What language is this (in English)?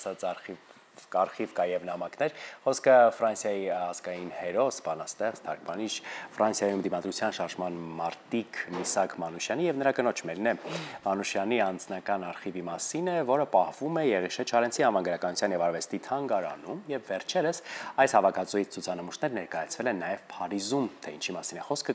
Romanian